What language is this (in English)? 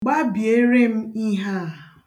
Igbo